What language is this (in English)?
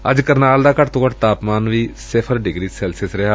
Punjabi